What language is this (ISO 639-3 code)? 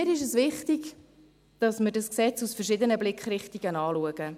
gsw